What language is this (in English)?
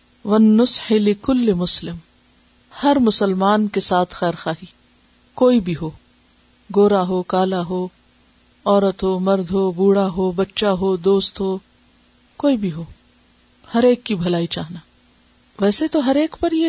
Urdu